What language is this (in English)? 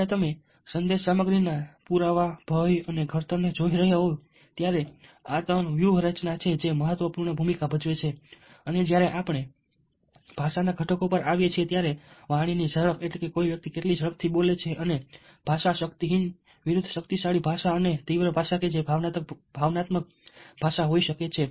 Gujarati